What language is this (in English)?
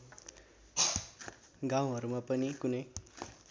Nepali